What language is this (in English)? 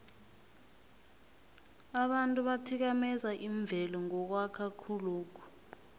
South Ndebele